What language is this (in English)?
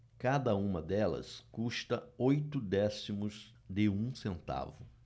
Portuguese